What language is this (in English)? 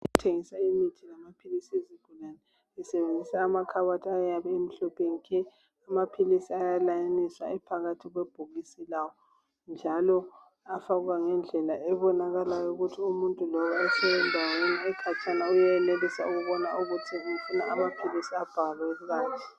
North Ndebele